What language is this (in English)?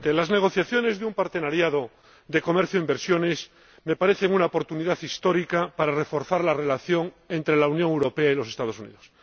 Spanish